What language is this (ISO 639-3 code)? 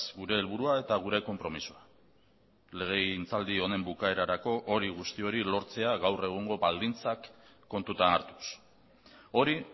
eus